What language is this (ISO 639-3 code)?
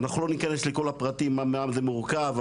heb